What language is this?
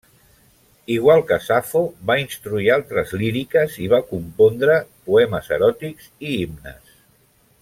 Catalan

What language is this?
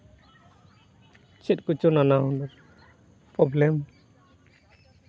Santali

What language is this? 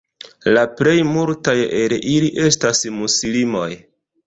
Esperanto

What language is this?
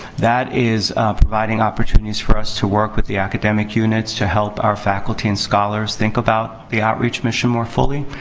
English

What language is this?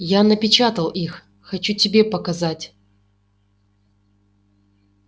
Russian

